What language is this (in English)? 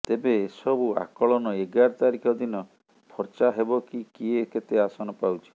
Odia